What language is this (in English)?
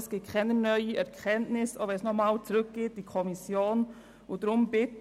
Swiss German